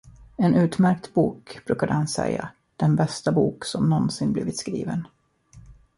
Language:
Swedish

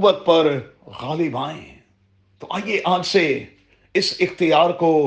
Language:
Urdu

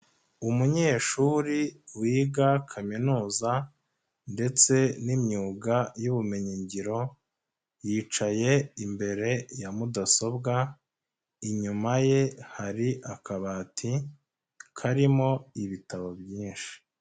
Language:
Kinyarwanda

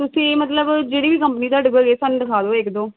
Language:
Punjabi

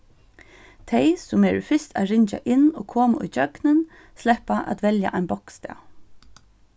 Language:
Faroese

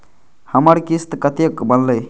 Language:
Maithili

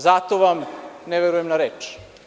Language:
Serbian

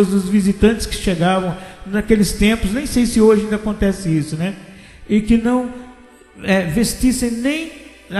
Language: Portuguese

